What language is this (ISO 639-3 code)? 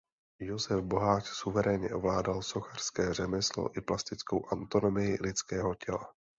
ces